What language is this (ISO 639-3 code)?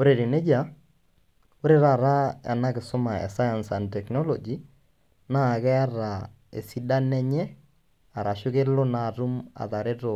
mas